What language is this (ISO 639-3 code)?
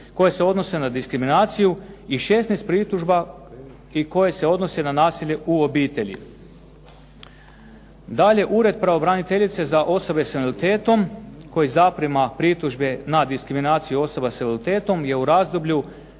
hrv